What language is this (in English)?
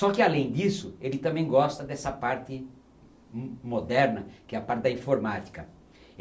Portuguese